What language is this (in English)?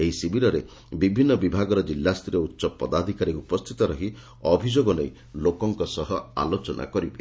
Odia